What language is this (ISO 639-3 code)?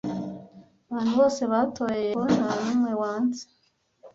kin